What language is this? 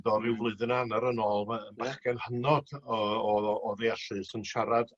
Welsh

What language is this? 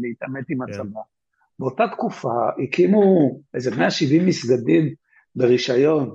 Hebrew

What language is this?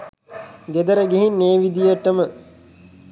Sinhala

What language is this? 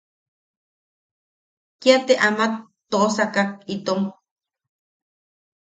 Yaqui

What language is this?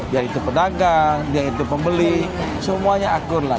Indonesian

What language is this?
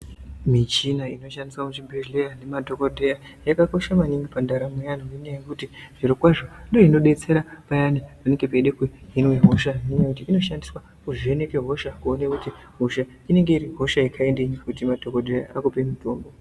Ndau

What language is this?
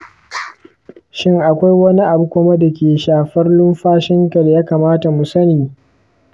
Hausa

